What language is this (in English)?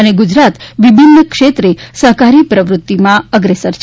Gujarati